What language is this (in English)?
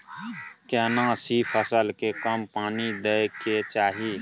Maithili